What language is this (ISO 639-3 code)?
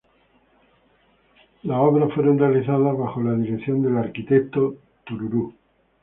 spa